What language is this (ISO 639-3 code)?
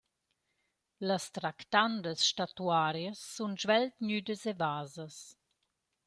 roh